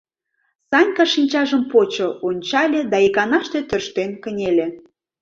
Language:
Mari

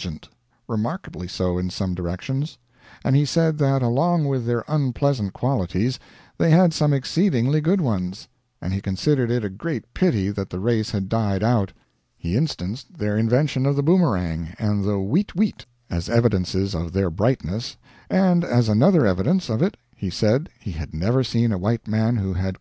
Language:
English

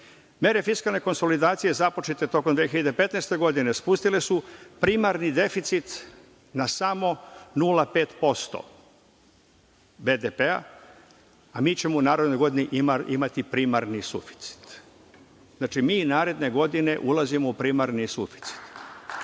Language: Serbian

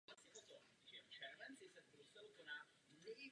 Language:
Czech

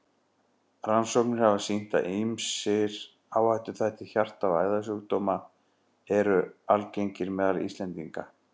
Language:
Icelandic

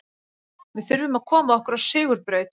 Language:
Icelandic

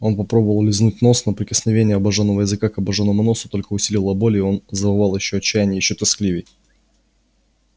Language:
Russian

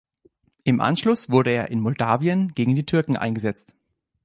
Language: German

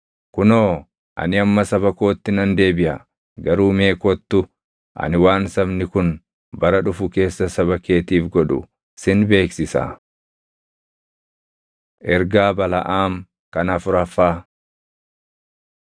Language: Oromo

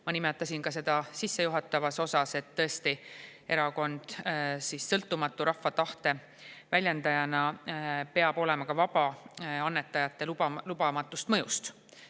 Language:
Estonian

